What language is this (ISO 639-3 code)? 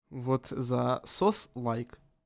rus